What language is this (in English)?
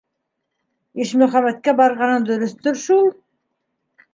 Bashkir